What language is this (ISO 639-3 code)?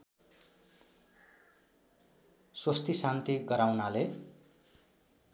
nep